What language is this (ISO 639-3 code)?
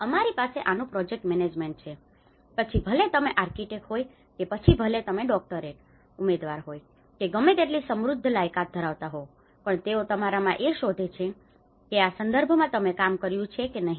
guj